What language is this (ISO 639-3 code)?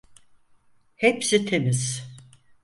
tur